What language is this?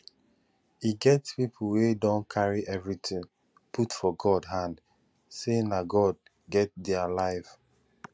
Nigerian Pidgin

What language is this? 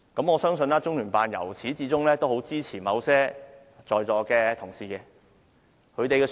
Cantonese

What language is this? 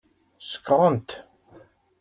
Kabyle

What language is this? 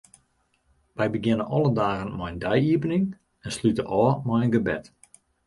Western Frisian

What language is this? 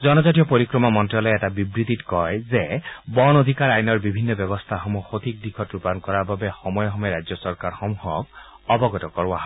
Assamese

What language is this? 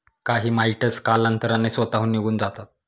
Marathi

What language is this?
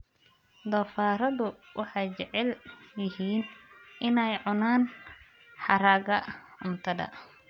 Somali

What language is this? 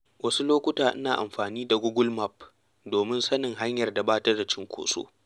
Hausa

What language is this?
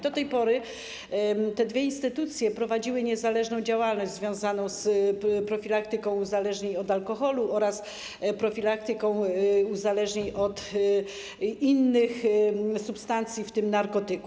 Polish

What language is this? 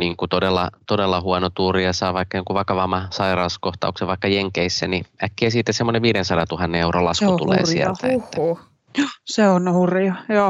Finnish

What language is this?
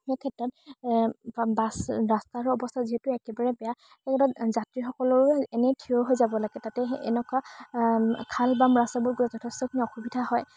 Assamese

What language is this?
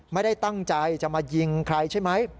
Thai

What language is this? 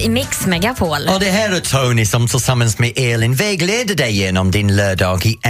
Swedish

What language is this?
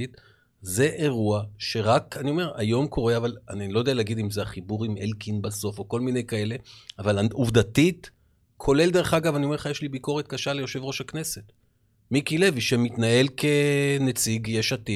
Hebrew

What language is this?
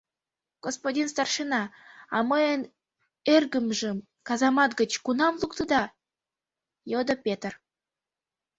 Mari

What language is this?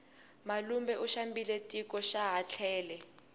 Tsonga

